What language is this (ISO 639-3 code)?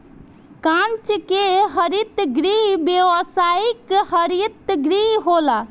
bho